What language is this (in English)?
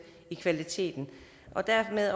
Danish